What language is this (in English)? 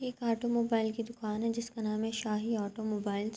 Urdu